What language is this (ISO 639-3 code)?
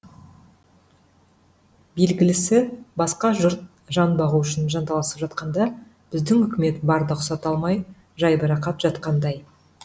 kaz